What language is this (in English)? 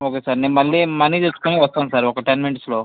Telugu